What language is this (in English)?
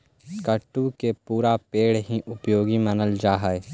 Magahi